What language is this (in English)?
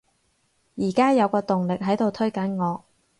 Cantonese